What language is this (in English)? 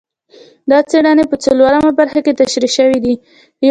Pashto